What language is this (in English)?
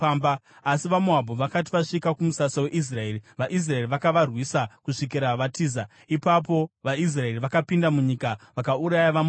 Shona